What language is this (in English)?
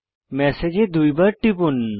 Bangla